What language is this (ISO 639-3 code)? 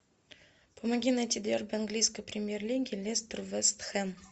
rus